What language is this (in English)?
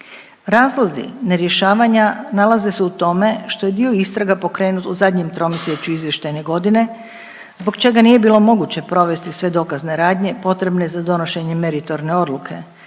Croatian